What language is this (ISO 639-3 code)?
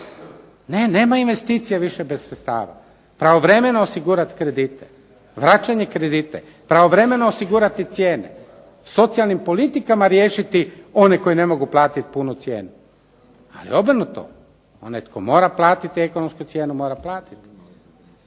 hrv